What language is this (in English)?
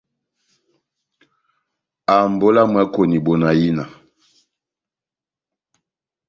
Batanga